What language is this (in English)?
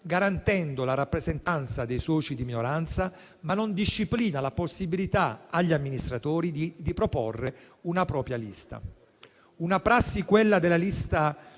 Italian